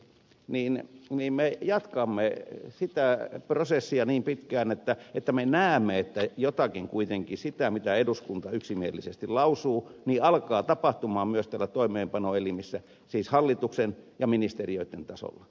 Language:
Finnish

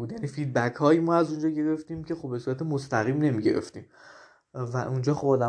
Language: Persian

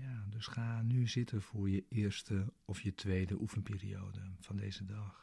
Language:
Dutch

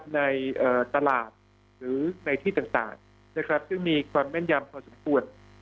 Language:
Thai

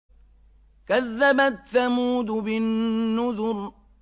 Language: Arabic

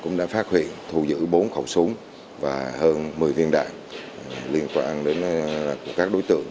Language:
Vietnamese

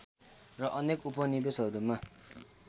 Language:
Nepali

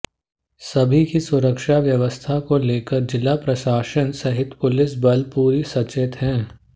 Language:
Hindi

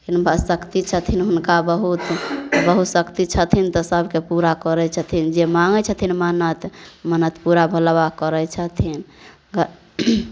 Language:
Maithili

